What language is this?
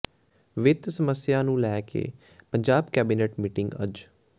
Punjabi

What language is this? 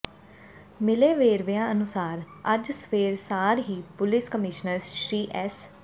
Punjabi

